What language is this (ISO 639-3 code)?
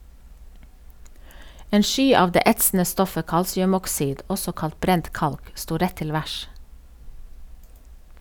nor